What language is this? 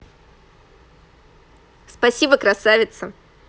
Russian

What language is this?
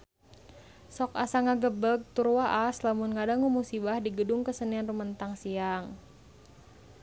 Sundanese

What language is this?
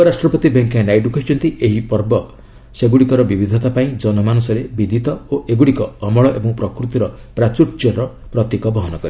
Odia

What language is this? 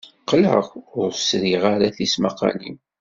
Kabyle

